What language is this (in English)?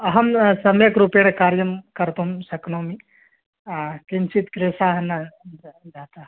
Sanskrit